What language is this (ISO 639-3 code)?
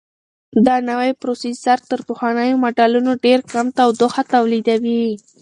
pus